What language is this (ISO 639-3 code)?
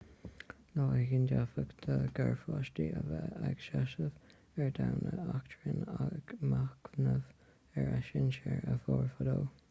gle